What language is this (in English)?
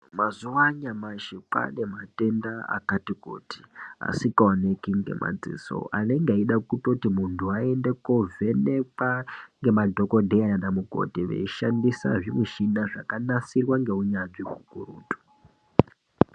Ndau